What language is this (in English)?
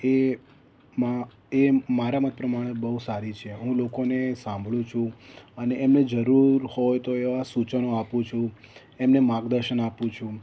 Gujarati